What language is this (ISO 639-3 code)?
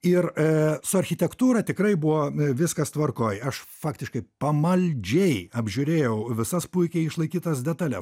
lit